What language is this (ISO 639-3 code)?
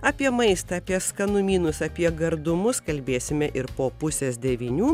lit